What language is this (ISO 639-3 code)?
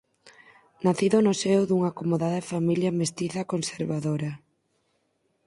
glg